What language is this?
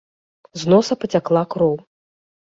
Belarusian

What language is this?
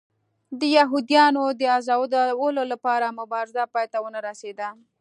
Pashto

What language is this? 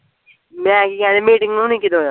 Punjabi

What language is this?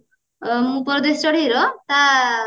Odia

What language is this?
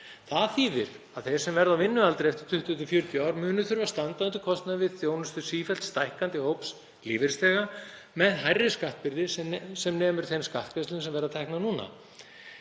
Icelandic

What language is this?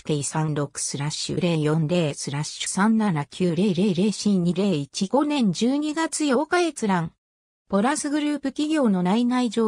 Japanese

